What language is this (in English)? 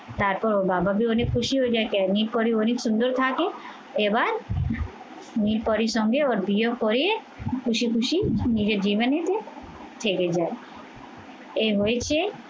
Bangla